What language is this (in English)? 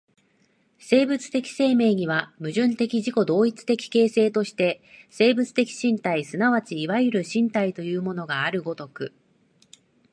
Japanese